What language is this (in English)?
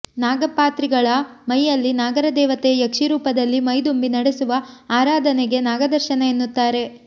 Kannada